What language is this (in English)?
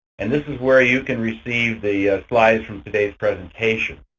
English